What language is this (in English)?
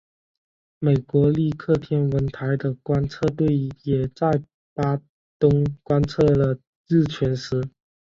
Chinese